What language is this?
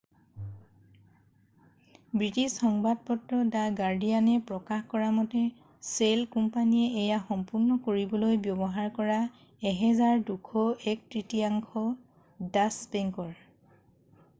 Assamese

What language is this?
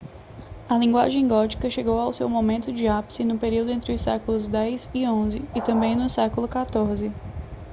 Portuguese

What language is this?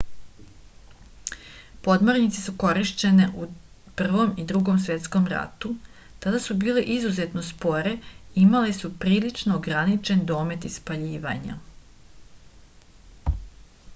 Serbian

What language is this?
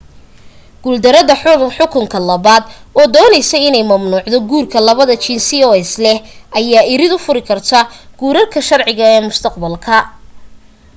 Somali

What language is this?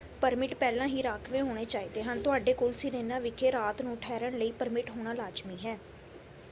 Punjabi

